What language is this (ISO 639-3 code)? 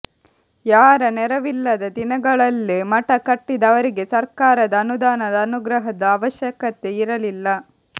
kan